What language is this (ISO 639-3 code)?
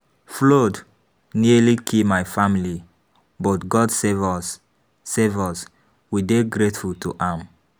pcm